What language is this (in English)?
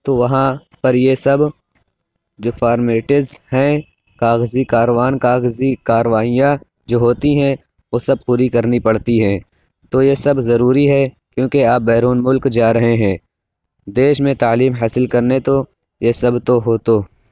Urdu